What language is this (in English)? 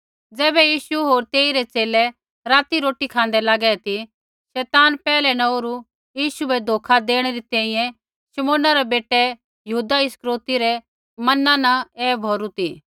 Kullu Pahari